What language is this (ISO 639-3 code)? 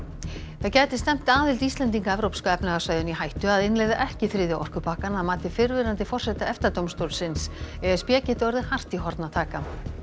isl